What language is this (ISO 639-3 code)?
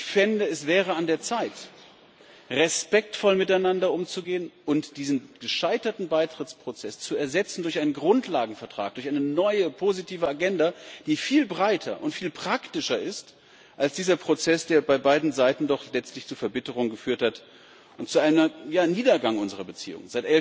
deu